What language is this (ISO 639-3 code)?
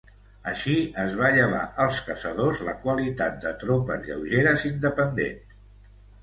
cat